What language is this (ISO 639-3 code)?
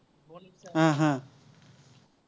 asm